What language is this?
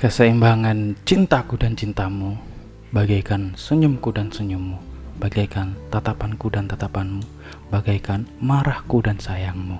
Indonesian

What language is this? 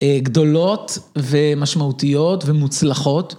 Hebrew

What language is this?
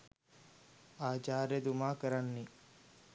Sinhala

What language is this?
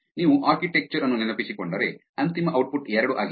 Kannada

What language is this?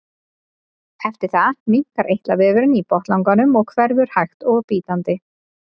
Icelandic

